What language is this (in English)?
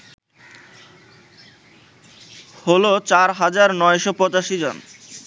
Bangla